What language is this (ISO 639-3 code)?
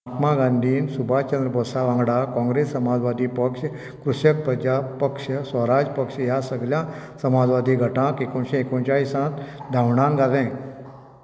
kok